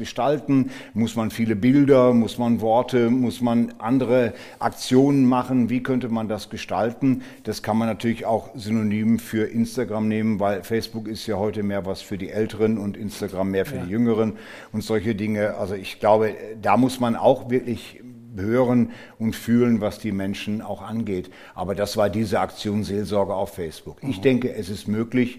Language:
German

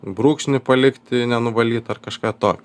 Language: Lithuanian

